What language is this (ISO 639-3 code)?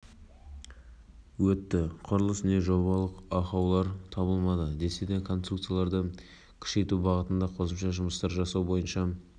kaz